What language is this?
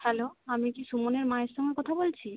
Bangla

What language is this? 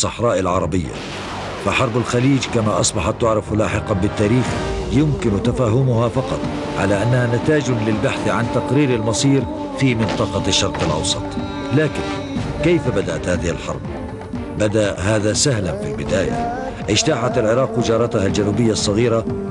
Arabic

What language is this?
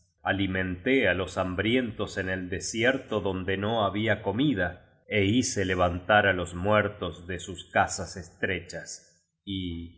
Spanish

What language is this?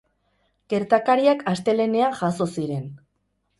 Basque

